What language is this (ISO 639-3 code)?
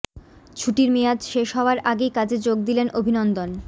ben